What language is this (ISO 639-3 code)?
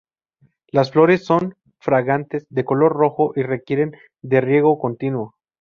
spa